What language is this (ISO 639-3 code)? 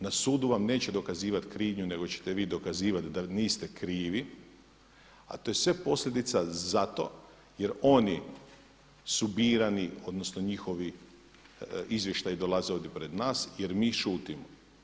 hrv